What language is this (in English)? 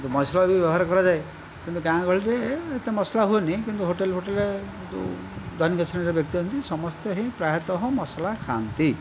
Odia